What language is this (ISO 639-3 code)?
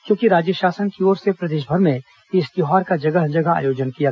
hin